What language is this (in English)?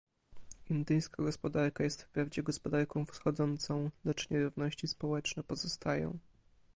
Polish